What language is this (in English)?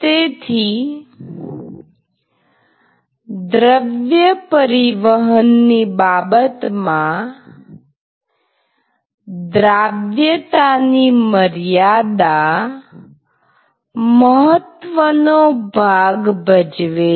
Gujarati